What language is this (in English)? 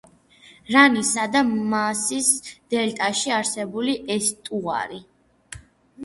Georgian